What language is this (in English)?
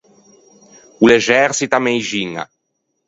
Ligurian